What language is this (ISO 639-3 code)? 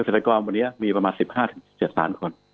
tha